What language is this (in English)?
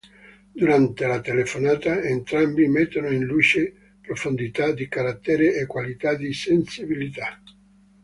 Italian